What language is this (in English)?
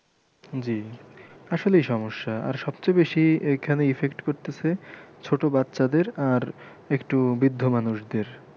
Bangla